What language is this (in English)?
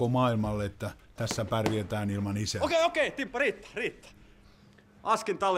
Finnish